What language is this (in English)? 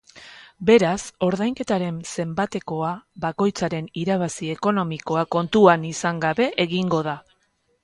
Basque